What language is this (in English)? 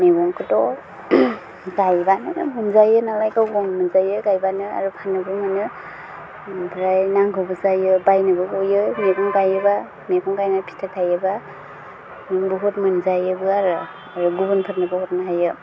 Bodo